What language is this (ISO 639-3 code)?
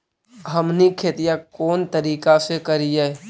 mag